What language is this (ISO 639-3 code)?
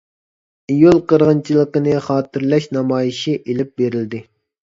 uig